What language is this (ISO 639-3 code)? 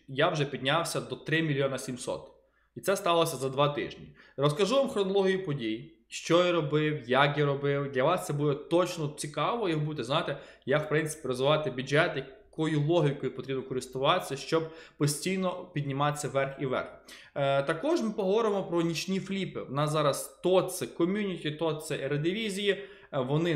ukr